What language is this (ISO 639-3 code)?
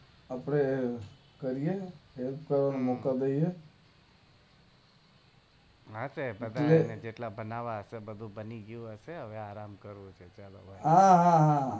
guj